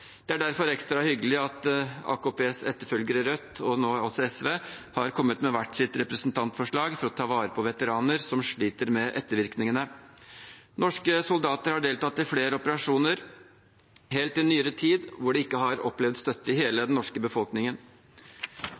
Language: Norwegian Bokmål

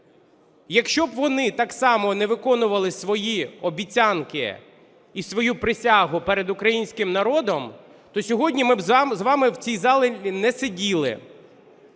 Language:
Ukrainian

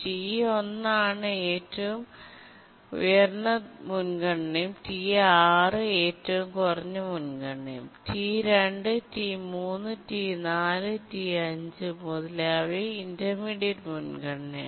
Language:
Malayalam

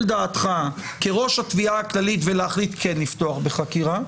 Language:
Hebrew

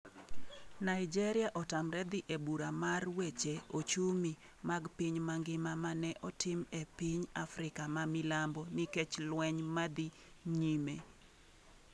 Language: Luo (Kenya and Tanzania)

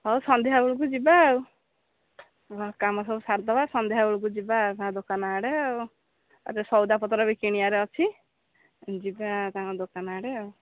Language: Odia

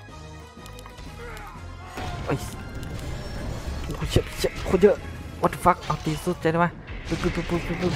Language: Thai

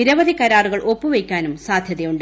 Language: Malayalam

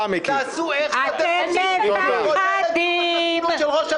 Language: Hebrew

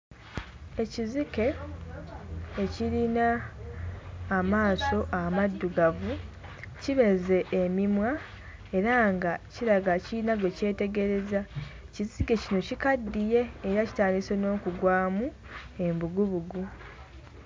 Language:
Ganda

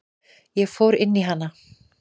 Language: Icelandic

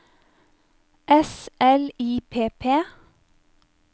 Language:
Norwegian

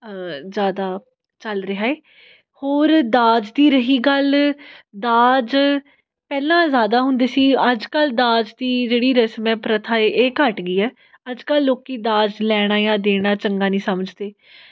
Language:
Punjabi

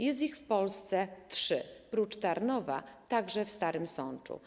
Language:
Polish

